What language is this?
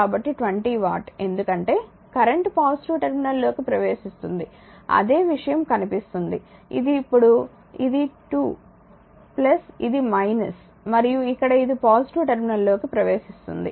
Telugu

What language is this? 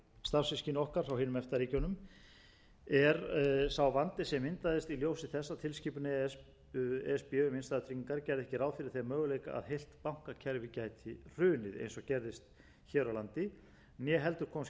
Icelandic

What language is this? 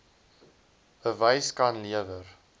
Afrikaans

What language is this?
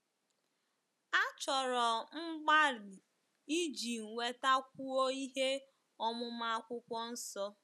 Igbo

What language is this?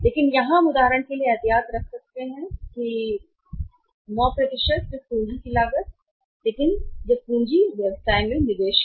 Hindi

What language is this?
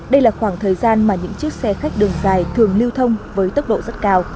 Vietnamese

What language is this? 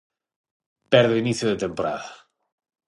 Galician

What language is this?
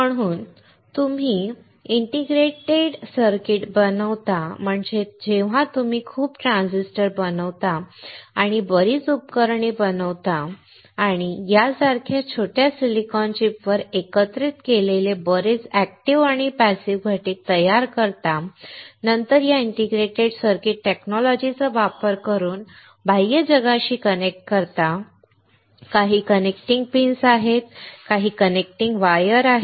Marathi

